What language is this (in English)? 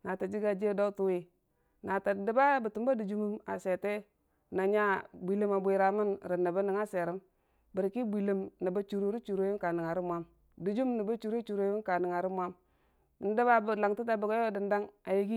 Dijim-Bwilim